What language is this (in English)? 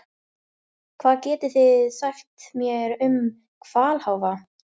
Icelandic